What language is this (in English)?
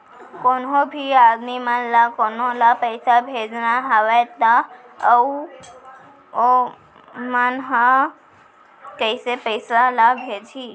Chhattisgarhi